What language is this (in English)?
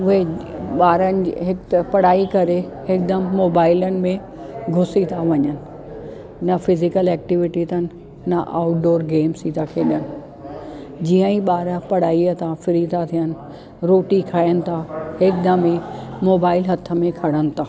Sindhi